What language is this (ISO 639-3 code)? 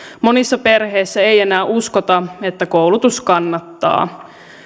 fin